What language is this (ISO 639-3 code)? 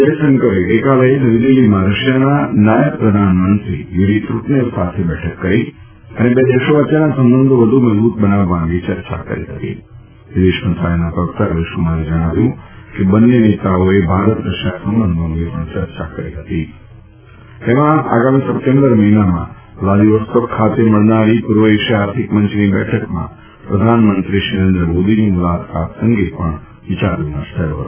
guj